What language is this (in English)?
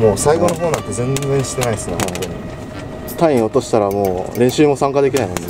Japanese